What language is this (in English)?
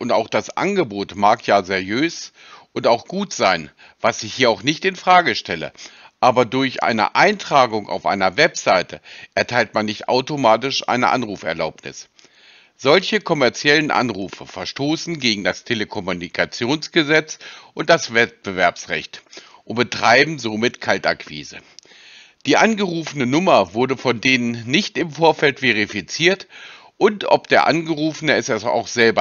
German